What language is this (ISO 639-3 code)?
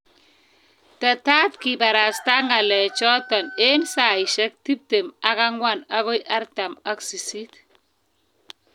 kln